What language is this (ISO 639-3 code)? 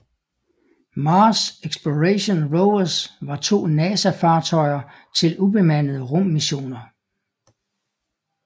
dan